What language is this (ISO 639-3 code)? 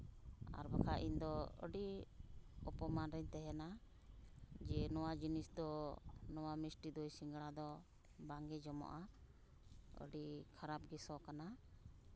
sat